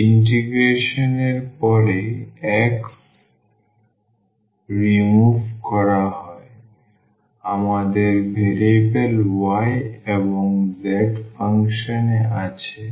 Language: Bangla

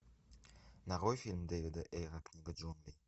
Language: Russian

